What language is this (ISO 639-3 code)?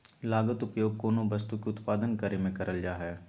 mag